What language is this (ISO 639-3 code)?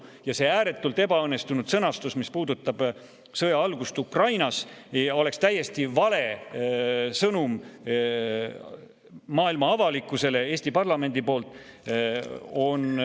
est